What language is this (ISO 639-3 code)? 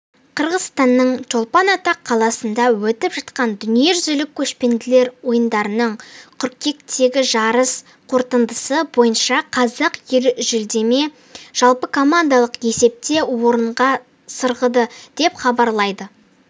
kaz